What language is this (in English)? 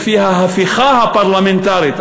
Hebrew